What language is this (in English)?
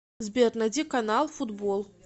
Russian